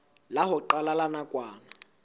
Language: Southern Sotho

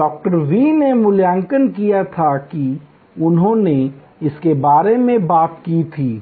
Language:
Hindi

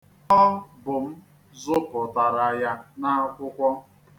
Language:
Igbo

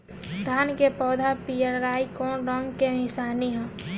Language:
Bhojpuri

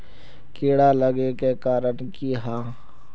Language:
Magahi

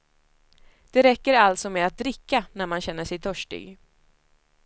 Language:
Swedish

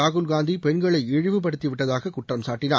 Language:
Tamil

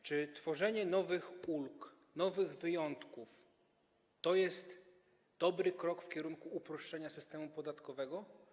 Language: Polish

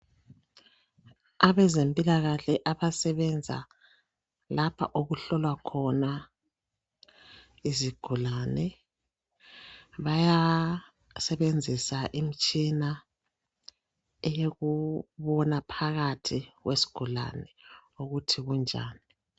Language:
North Ndebele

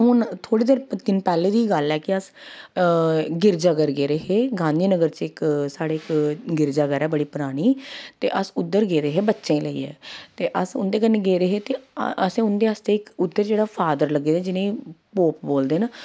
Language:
Dogri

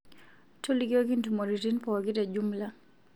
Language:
Masai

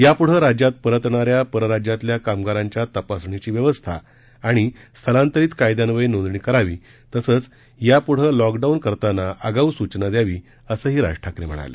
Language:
Marathi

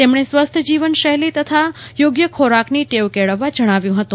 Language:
Gujarati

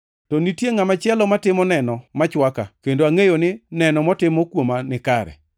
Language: Luo (Kenya and Tanzania)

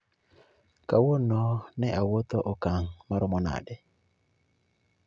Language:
Luo (Kenya and Tanzania)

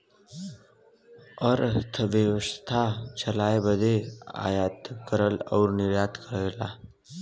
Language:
Bhojpuri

